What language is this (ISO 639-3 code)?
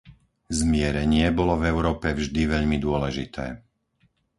slk